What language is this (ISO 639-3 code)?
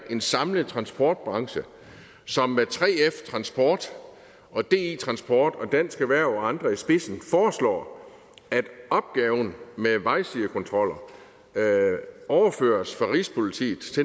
dan